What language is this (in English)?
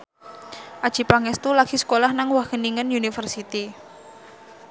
Javanese